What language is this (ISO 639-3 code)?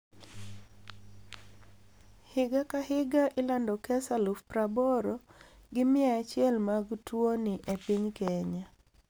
luo